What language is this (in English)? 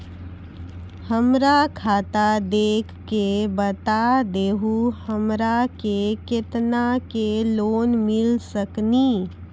Maithili